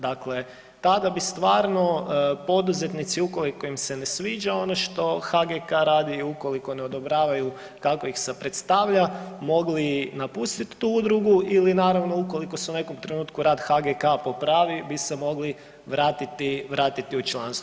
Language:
Croatian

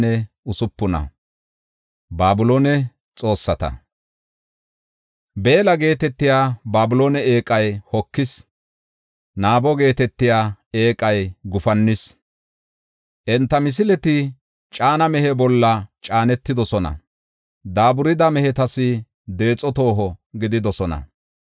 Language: Gofa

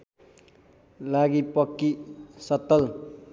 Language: Nepali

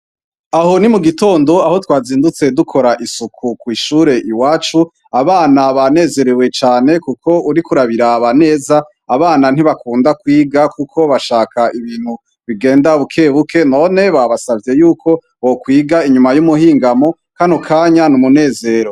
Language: Rundi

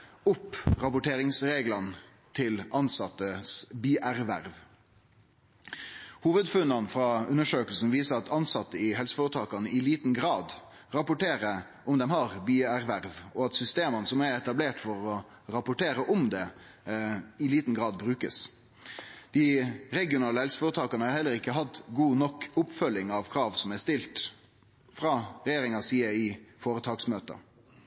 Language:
Norwegian Nynorsk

